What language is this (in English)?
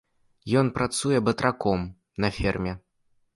Belarusian